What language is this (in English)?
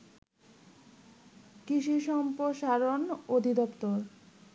Bangla